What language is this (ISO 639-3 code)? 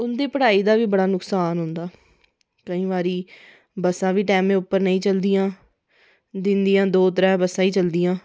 doi